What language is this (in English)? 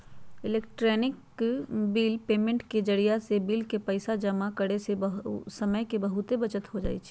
Magahi